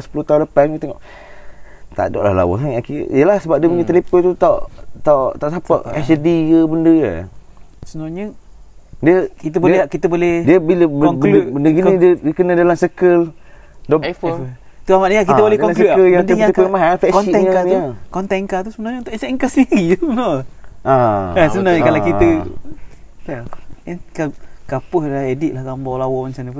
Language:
Malay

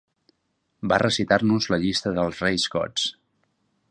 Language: Catalan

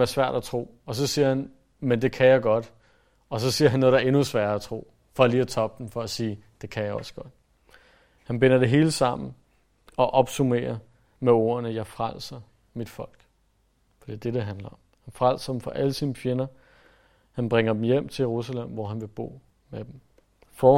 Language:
Danish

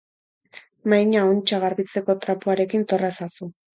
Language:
Basque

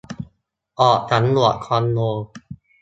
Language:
Thai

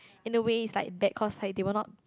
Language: English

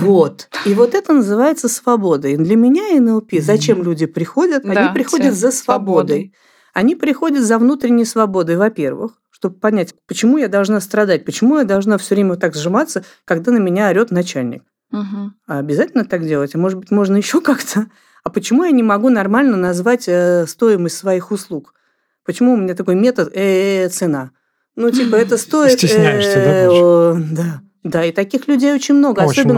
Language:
Russian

